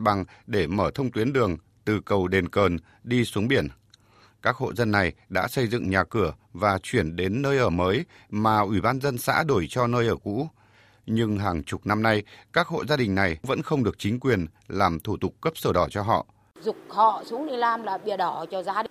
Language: Vietnamese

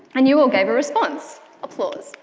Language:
English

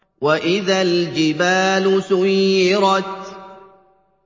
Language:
Arabic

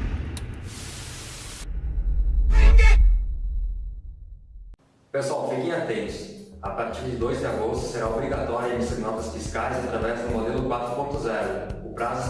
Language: Portuguese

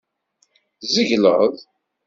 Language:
Kabyle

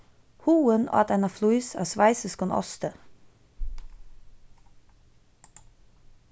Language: Faroese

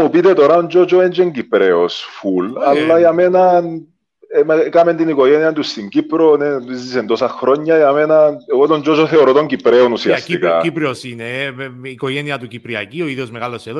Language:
Greek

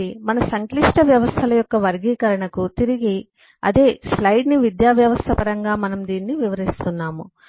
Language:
Telugu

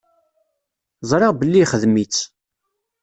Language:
Kabyle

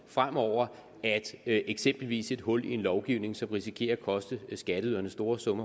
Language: Danish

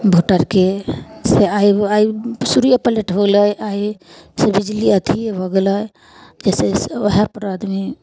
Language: Maithili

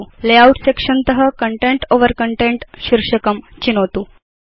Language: Sanskrit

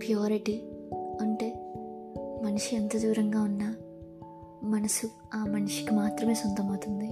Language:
Telugu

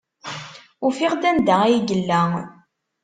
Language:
Kabyle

